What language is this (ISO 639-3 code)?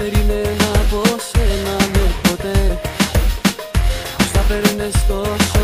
ron